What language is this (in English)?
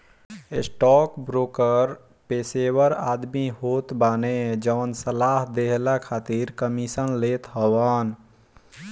Bhojpuri